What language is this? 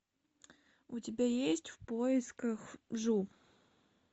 Russian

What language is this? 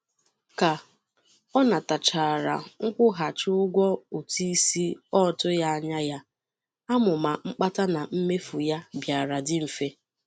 Igbo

